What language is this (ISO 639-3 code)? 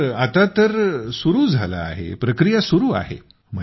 mar